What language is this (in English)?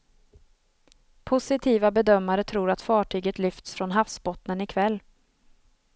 Swedish